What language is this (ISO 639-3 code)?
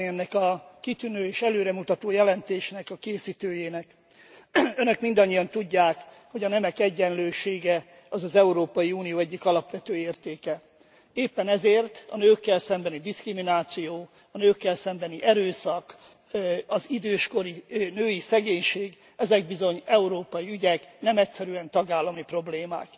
hun